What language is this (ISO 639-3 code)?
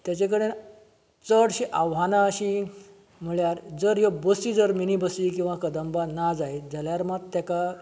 kok